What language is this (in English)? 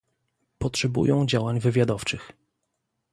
Polish